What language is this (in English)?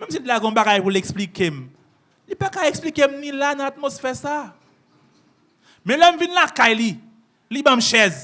French